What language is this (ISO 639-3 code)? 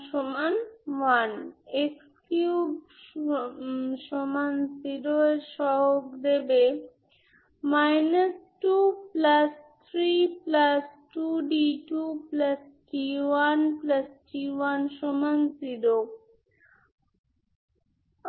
ben